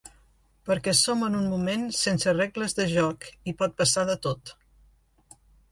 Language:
Catalan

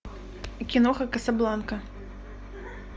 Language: Russian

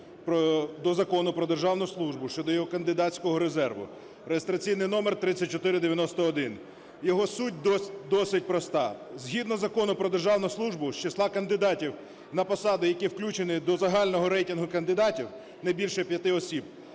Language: Ukrainian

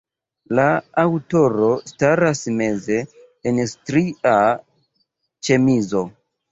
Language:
Esperanto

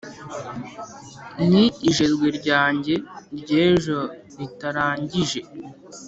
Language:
Kinyarwanda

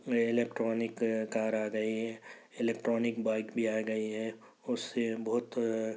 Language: Urdu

